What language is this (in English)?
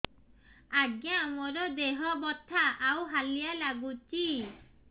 Odia